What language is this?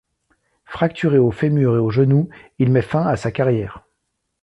French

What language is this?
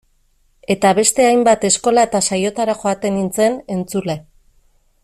Basque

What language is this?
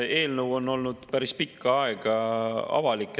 Estonian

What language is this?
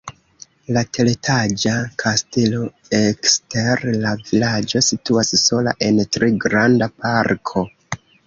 Esperanto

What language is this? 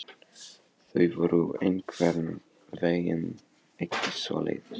Icelandic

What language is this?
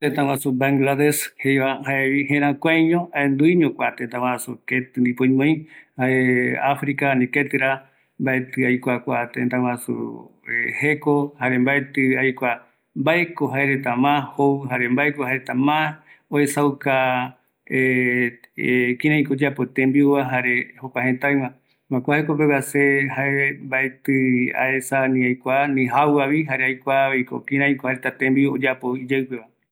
Eastern Bolivian Guaraní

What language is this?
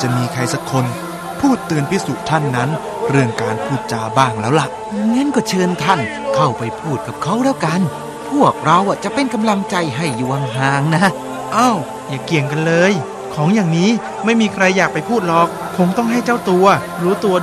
Thai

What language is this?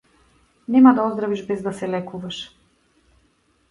Macedonian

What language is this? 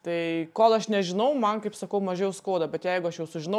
Lithuanian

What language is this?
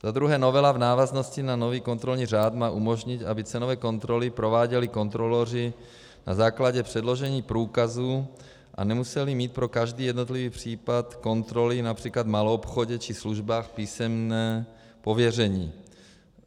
Czech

